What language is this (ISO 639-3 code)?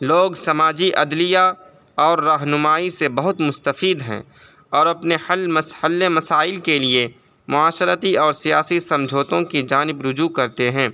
urd